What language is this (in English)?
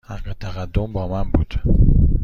Persian